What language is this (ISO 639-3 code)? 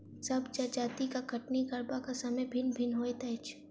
mai